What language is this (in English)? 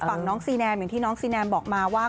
Thai